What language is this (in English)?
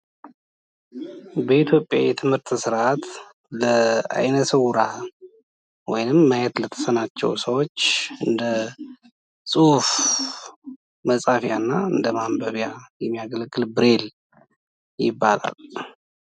Amharic